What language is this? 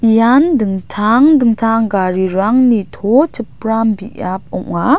Garo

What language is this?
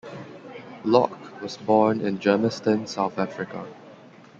English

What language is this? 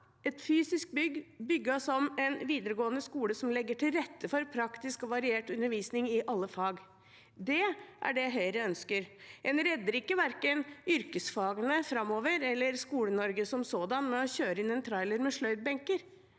Norwegian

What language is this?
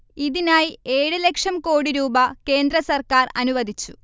Malayalam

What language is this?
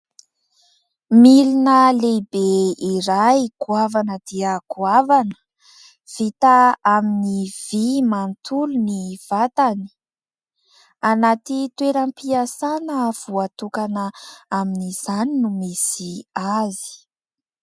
Malagasy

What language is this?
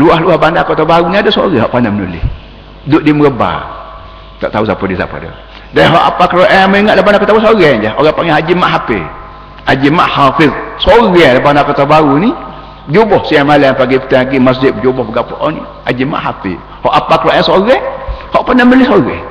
Malay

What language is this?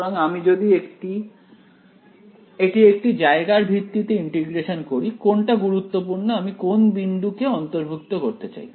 Bangla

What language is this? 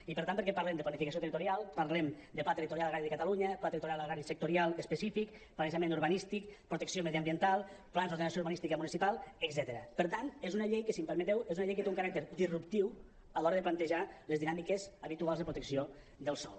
Catalan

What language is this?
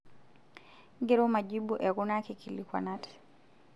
Masai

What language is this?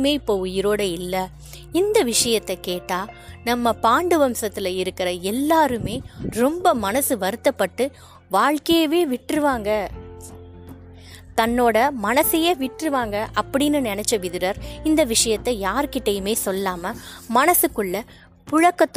Tamil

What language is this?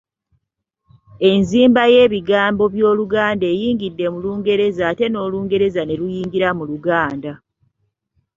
Ganda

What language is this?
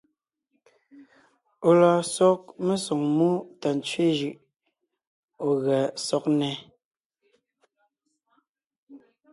Ngiemboon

